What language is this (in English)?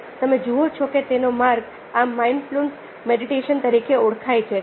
Gujarati